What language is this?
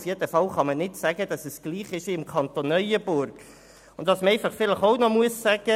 Swiss German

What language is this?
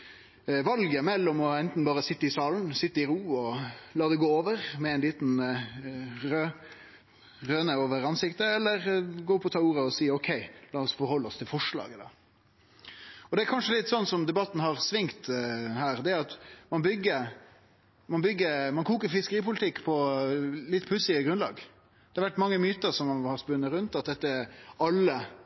Norwegian Nynorsk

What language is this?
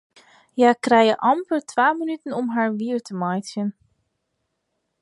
Western Frisian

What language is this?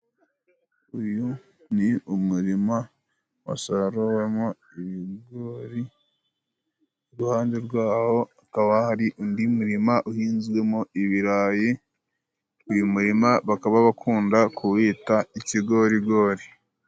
Kinyarwanda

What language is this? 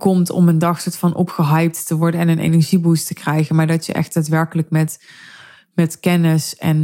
Dutch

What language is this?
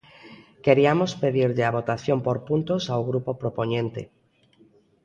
Galician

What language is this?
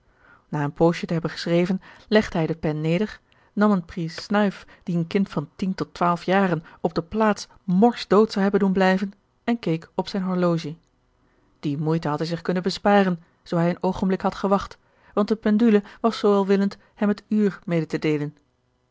Dutch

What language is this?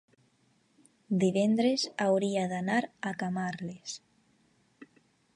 Catalan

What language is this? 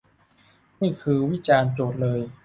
Thai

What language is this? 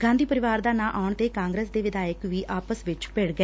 Punjabi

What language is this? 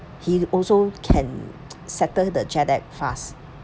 English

